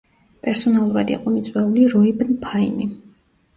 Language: Georgian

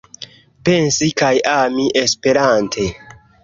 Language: Esperanto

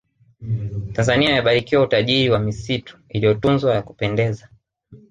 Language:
Swahili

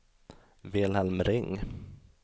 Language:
Swedish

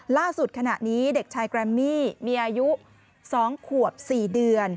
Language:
Thai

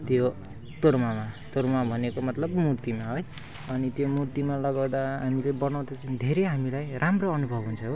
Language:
Nepali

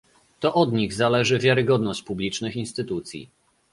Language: Polish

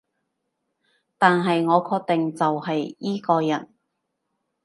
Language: Cantonese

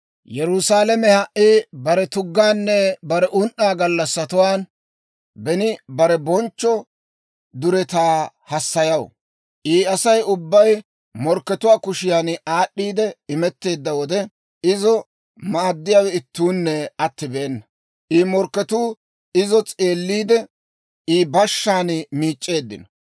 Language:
Dawro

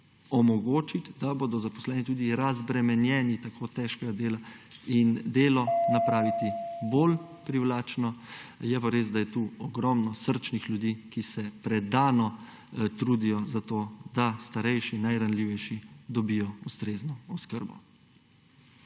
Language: Slovenian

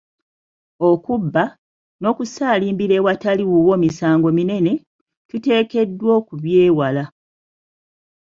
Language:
Ganda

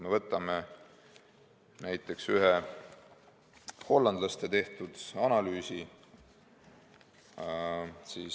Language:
Estonian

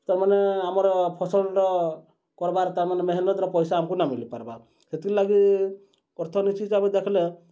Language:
Odia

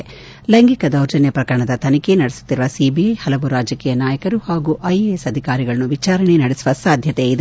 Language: Kannada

